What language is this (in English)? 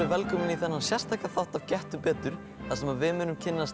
Icelandic